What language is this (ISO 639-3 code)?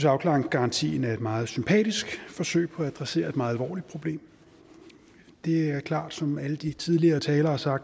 dan